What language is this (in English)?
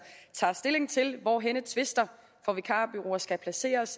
Danish